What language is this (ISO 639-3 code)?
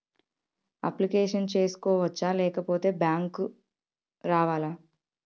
tel